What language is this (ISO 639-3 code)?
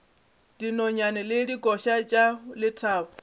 nso